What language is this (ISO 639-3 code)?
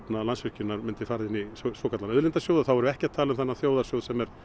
isl